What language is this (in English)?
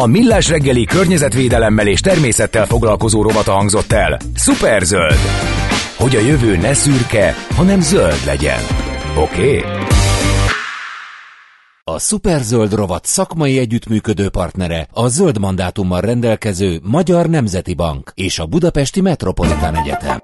Hungarian